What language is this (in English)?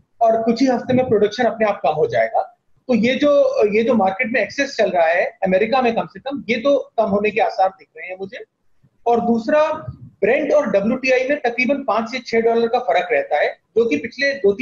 Hindi